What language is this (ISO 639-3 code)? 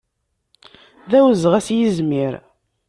kab